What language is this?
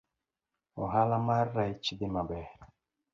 Luo (Kenya and Tanzania)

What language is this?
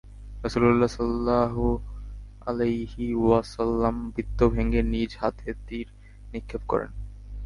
Bangla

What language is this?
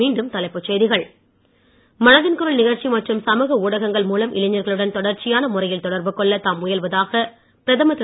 Tamil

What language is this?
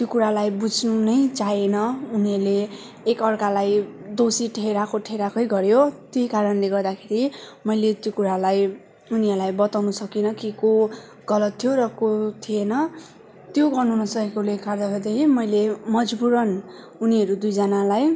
Nepali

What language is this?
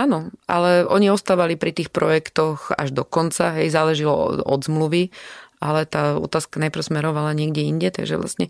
Slovak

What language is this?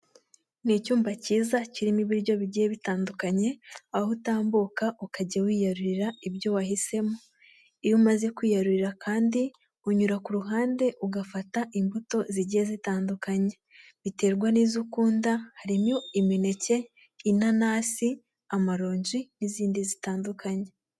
Kinyarwanda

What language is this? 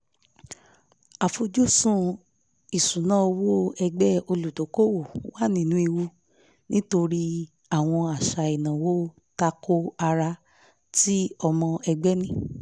Yoruba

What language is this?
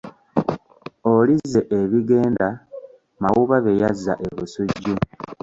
Ganda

